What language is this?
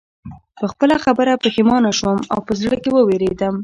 Pashto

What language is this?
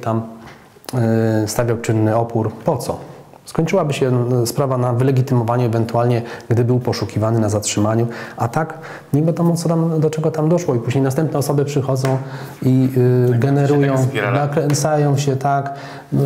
Polish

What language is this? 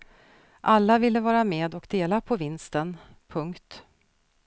Swedish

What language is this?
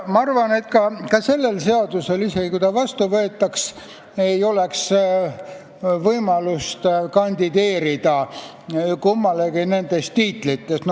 Estonian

